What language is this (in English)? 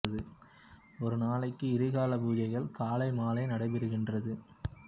Tamil